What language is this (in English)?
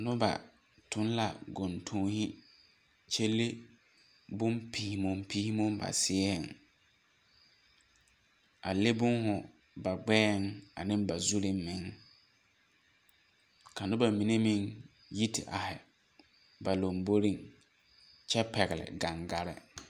Southern Dagaare